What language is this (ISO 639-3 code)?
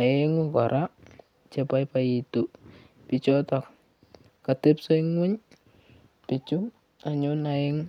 kln